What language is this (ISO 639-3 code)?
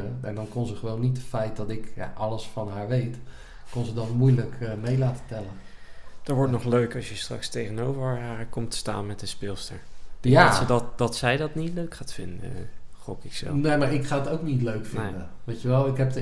nld